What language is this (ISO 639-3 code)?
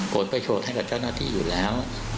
tha